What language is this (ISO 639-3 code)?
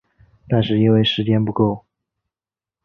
zho